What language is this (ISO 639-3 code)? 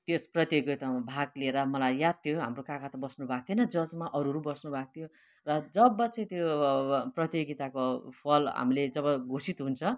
nep